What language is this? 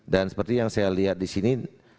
Indonesian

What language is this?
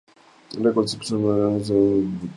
Spanish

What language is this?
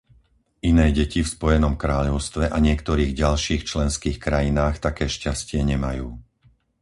Slovak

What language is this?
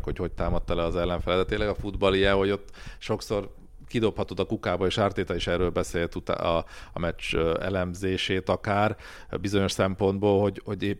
Hungarian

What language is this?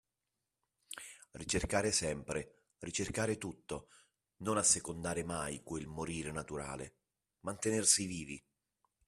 Italian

